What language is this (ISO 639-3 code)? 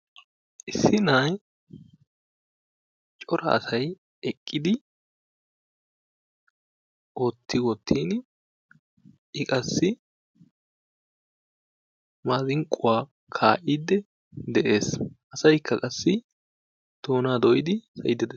wal